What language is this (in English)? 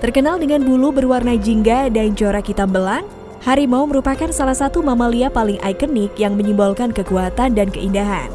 Indonesian